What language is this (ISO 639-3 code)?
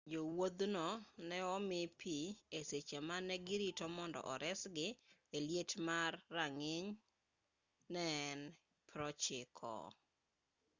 luo